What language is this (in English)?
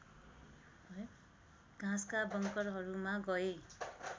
Nepali